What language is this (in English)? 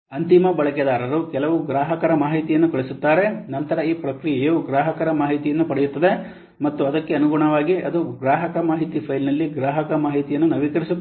Kannada